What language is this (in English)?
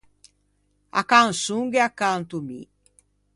Ligurian